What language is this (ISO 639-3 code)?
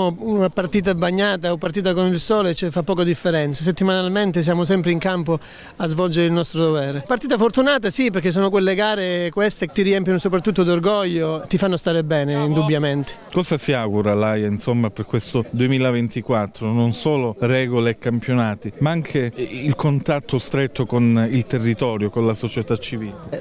ita